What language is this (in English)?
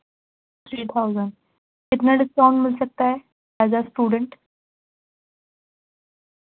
Urdu